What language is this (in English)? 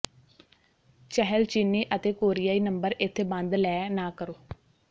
Punjabi